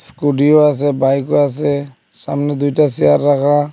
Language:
Bangla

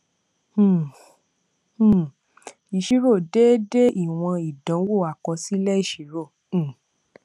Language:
Yoruba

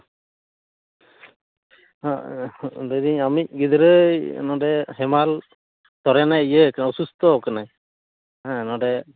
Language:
Santali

